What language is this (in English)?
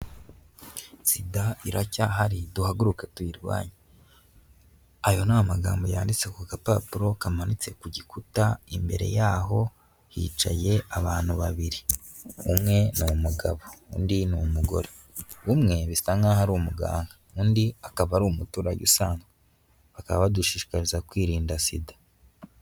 Kinyarwanda